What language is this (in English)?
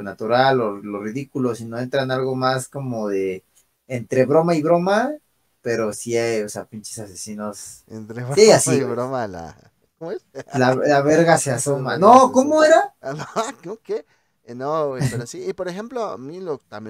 Spanish